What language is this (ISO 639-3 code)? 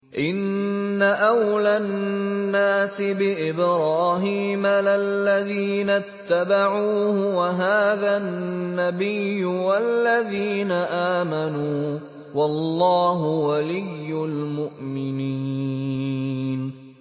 ara